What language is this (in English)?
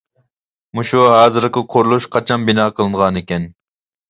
Uyghur